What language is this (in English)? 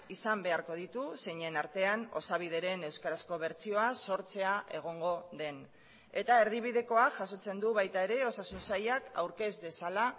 Basque